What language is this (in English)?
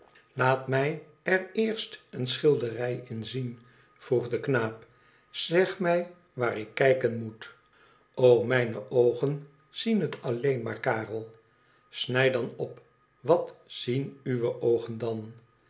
Dutch